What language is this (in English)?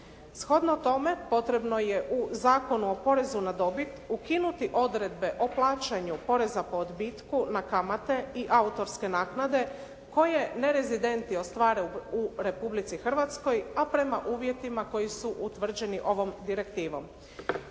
Croatian